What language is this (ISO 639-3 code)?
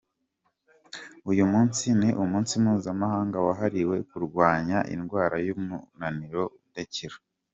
kin